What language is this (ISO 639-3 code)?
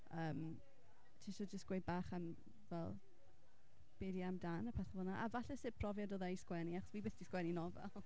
cym